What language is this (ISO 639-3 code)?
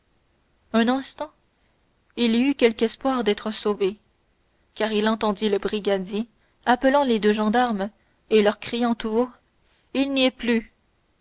fra